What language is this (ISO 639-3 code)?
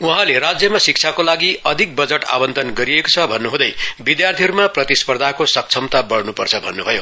nep